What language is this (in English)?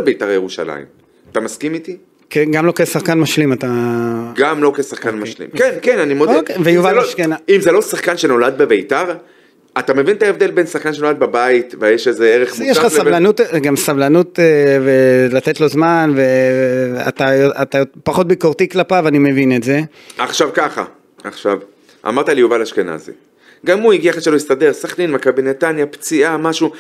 Hebrew